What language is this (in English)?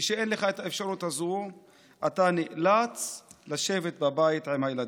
Hebrew